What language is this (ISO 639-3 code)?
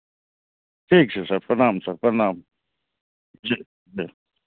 mai